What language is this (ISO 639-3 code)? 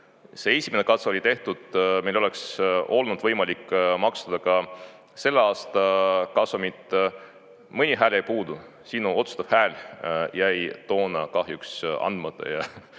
est